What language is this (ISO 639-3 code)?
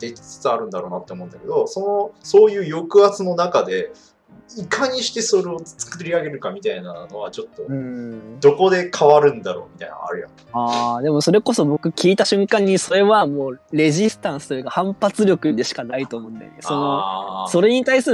jpn